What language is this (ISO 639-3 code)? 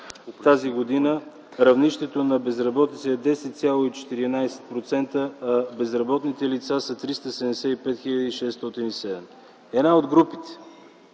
bul